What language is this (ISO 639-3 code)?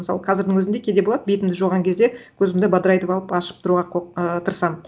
kaz